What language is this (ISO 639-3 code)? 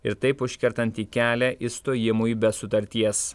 lit